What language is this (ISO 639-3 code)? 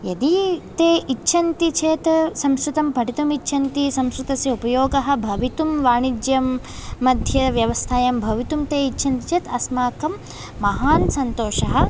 san